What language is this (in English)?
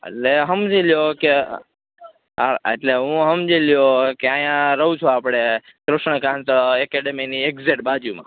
Gujarati